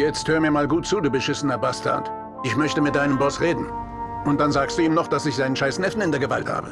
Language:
German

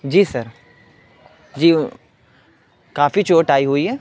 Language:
Urdu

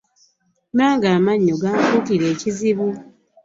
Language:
Ganda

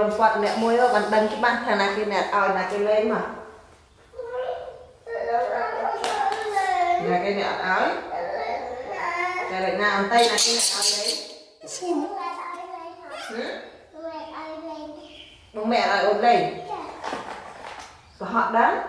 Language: Vietnamese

